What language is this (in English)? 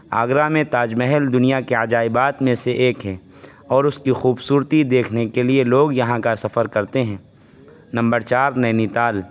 Urdu